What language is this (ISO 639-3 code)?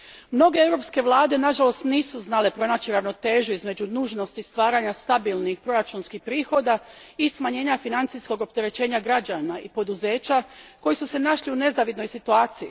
hrv